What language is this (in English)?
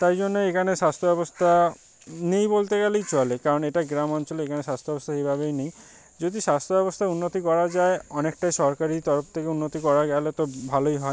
Bangla